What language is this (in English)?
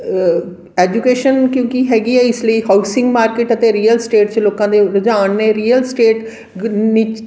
Punjabi